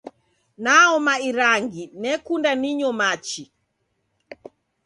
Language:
Taita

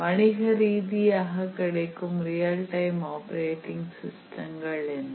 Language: Tamil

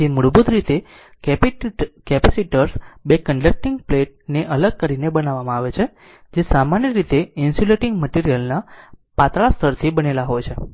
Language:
Gujarati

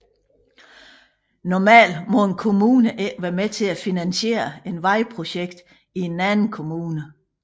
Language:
Danish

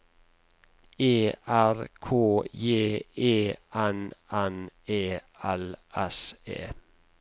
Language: Norwegian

